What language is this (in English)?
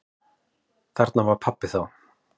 Icelandic